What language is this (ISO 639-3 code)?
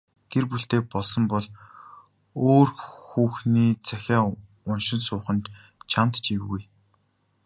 mon